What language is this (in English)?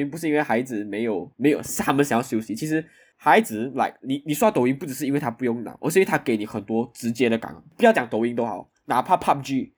Chinese